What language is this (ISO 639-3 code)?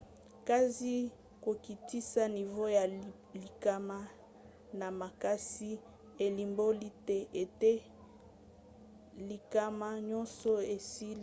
lin